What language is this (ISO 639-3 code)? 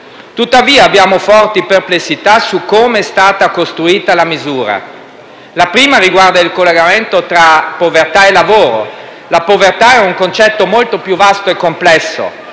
ita